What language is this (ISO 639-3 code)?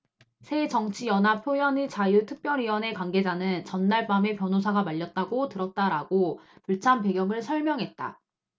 kor